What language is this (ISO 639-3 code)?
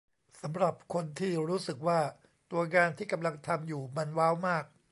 tha